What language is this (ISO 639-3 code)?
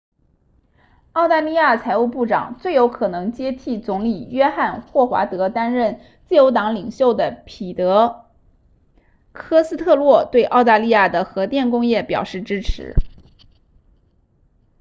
zho